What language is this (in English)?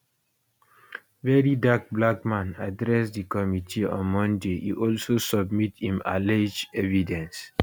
Nigerian Pidgin